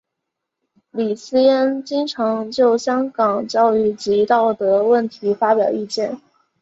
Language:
Chinese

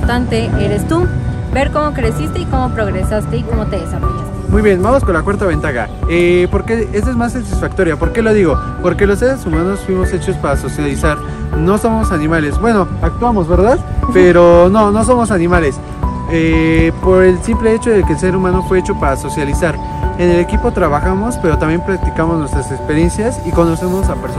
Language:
Spanish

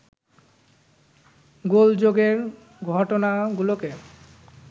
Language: Bangla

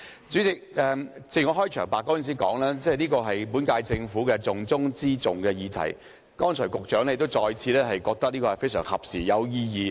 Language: Cantonese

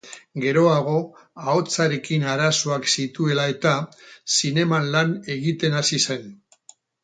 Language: Basque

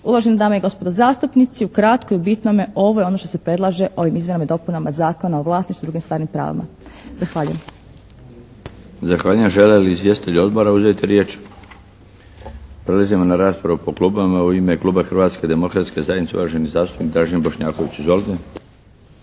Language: Croatian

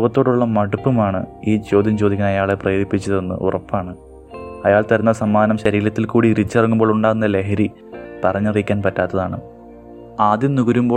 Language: Malayalam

